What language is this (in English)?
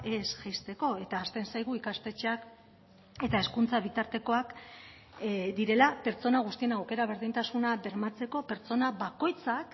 Basque